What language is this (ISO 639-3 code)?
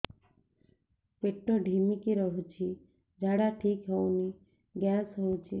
ori